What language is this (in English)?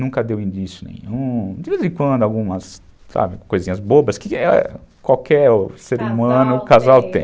Portuguese